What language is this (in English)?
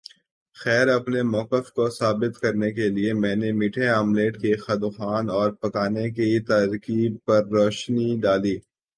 Urdu